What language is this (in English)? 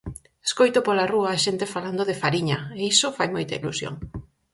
Galician